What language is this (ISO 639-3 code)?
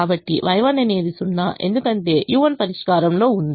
tel